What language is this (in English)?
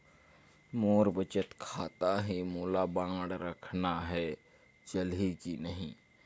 Chhattisgarhi